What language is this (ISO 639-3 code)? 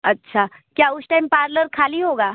hin